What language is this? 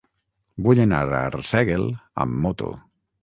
Catalan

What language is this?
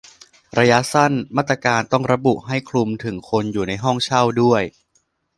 Thai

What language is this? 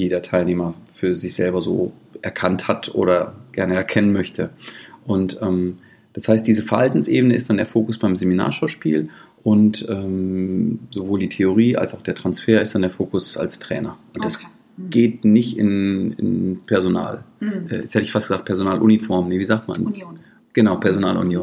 German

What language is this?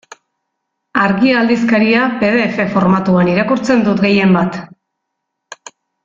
Basque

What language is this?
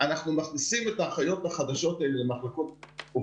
Hebrew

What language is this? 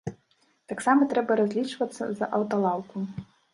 Belarusian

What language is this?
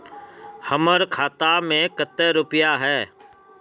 Magahi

